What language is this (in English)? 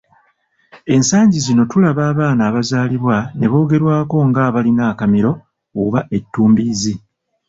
Ganda